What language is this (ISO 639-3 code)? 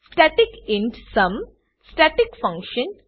guj